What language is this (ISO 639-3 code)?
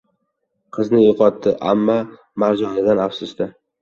uzb